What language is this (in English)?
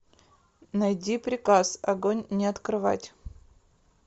Russian